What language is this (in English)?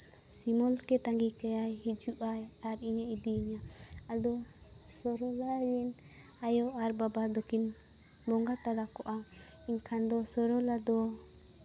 Santali